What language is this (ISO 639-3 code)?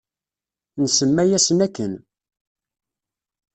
kab